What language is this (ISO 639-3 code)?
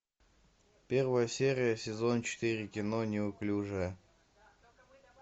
rus